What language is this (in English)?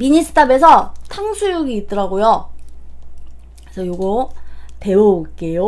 Korean